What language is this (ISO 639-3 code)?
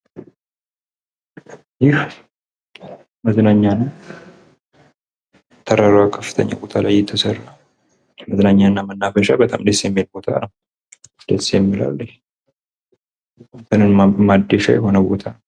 amh